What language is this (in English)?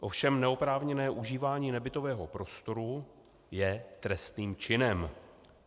Czech